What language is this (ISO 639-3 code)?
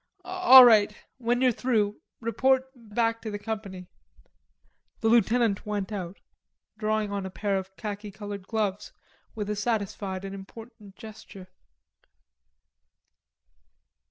eng